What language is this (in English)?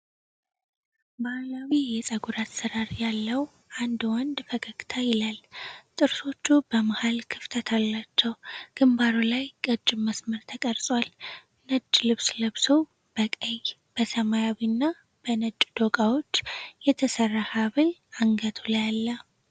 Amharic